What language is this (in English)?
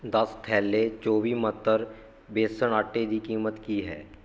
Punjabi